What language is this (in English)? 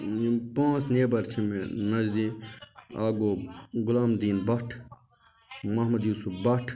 Kashmiri